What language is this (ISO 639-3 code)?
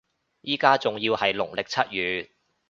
yue